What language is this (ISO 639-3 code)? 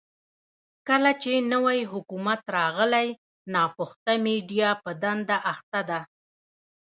pus